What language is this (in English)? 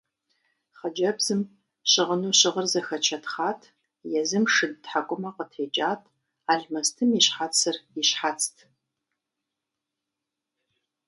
Kabardian